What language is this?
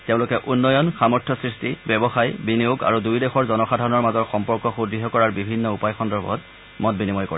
Assamese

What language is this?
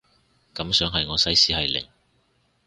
Cantonese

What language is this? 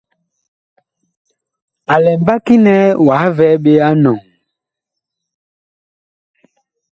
Bakoko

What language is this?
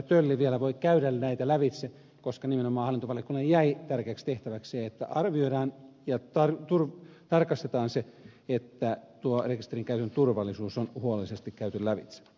Finnish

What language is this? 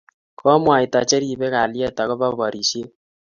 Kalenjin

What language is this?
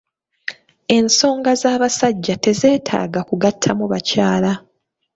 Ganda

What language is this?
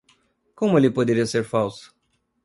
Portuguese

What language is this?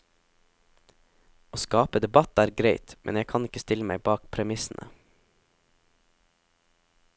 Norwegian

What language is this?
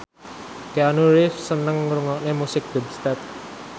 Javanese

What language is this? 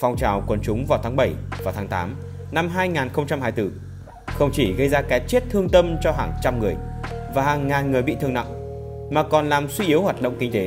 Vietnamese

